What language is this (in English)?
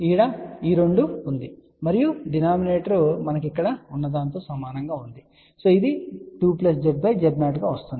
Telugu